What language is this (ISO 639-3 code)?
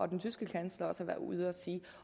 dan